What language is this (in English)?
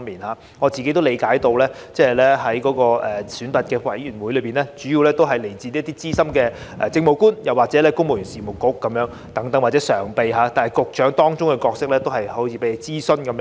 Cantonese